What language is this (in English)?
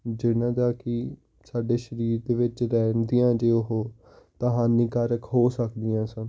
Punjabi